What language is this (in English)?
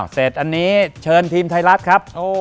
Thai